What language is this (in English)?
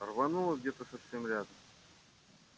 Russian